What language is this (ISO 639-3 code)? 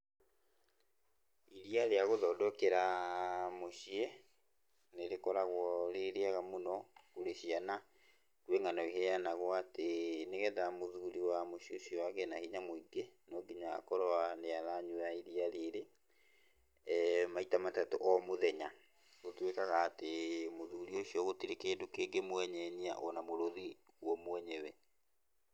kik